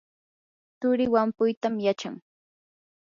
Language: Yanahuanca Pasco Quechua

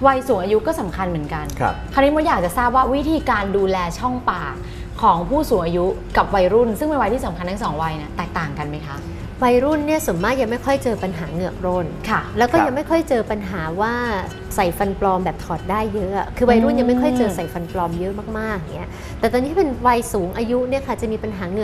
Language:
Thai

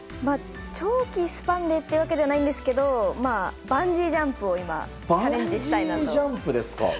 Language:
Japanese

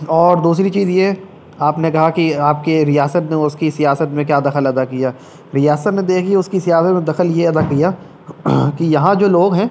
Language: Urdu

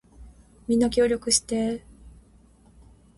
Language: Japanese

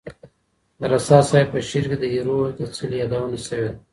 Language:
Pashto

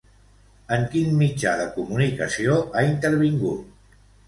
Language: Catalan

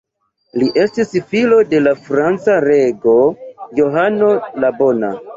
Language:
Esperanto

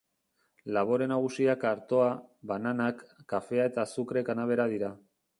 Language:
Basque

